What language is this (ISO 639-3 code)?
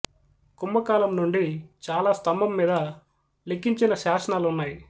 tel